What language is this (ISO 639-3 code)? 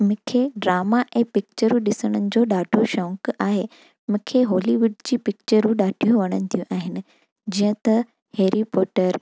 snd